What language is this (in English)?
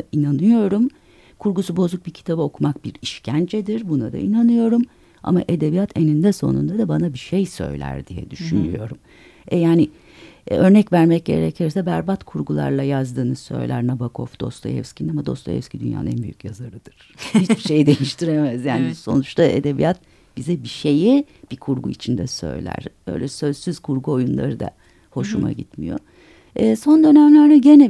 Turkish